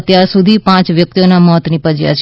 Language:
Gujarati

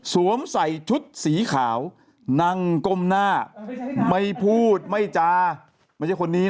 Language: Thai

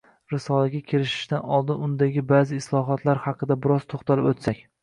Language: Uzbek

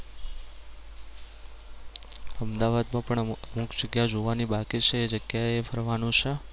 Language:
Gujarati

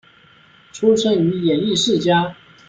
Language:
Chinese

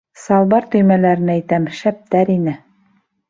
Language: Bashkir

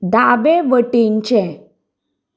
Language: Konkani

